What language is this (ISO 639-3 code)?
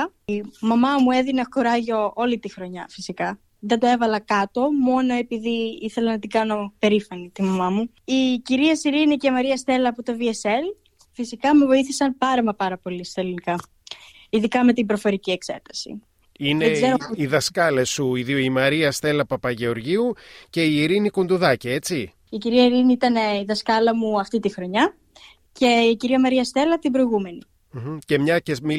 ell